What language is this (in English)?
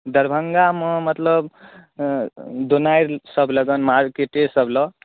Maithili